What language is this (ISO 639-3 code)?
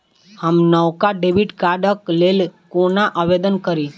mai